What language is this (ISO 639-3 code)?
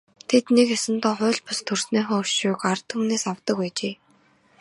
mon